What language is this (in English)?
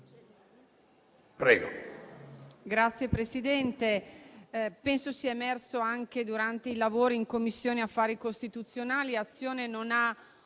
Italian